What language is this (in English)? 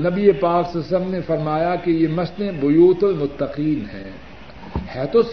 Urdu